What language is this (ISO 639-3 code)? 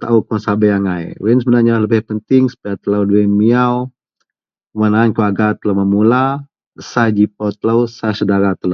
mel